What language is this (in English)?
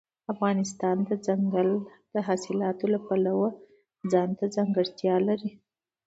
Pashto